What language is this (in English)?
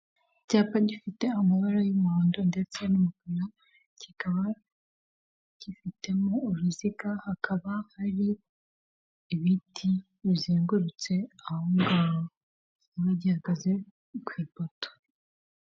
Kinyarwanda